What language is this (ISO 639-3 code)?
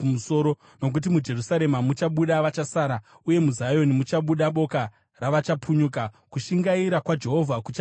sna